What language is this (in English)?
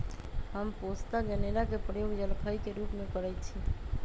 Magahi